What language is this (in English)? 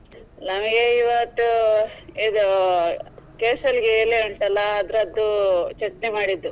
Kannada